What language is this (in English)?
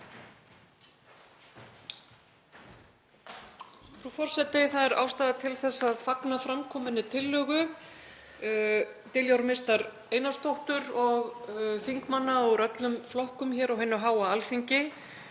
Icelandic